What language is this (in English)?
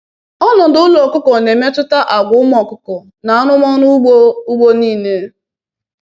Igbo